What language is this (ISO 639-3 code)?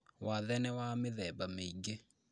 kik